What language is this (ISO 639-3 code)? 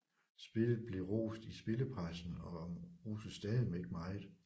dan